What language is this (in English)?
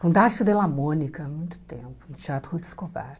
Portuguese